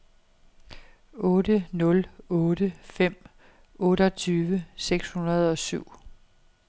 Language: Danish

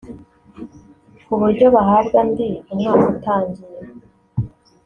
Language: Kinyarwanda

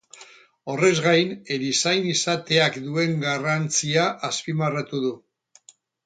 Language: Basque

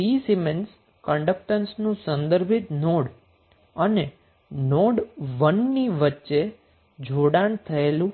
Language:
Gujarati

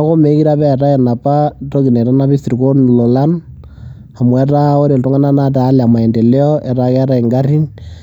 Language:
Masai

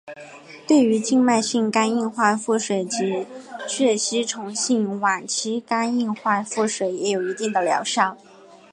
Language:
Chinese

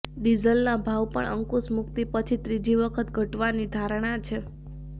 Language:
Gujarati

